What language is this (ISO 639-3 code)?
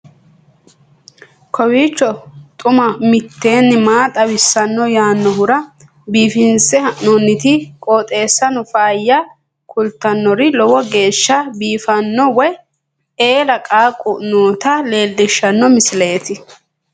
sid